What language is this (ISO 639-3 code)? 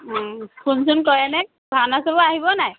asm